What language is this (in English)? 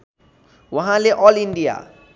Nepali